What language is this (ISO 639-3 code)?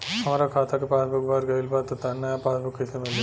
bho